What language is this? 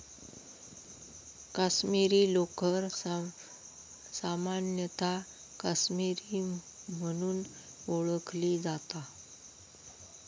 Marathi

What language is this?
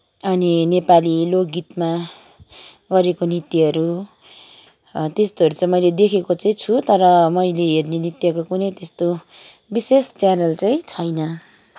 Nepali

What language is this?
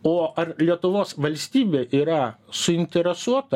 Lithuanian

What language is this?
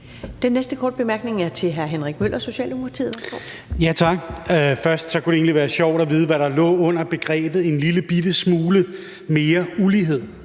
Danish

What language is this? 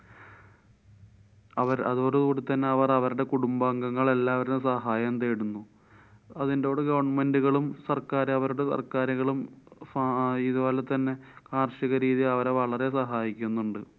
Malayalam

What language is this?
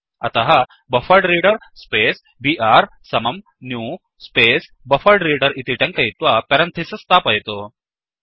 Sanskrit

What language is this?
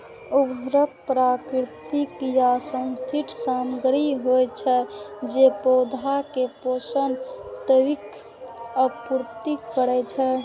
Maithili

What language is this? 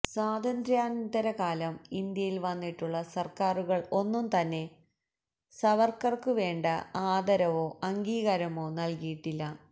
Malayalam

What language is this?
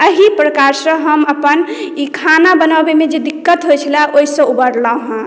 Maithili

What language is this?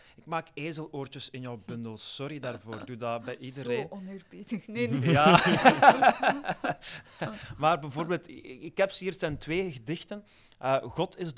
Dutch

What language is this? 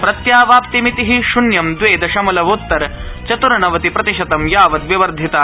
Sanskrit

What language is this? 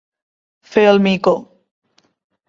Catalan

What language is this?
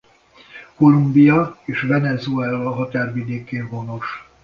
Hungarian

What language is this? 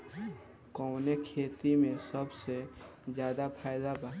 Bhojpuri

